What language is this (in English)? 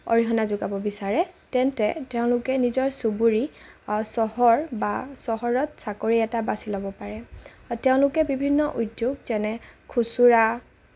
Assamese